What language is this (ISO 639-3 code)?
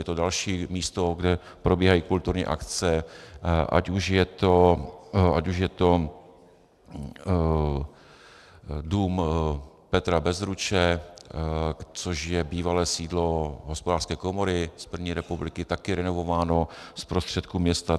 ces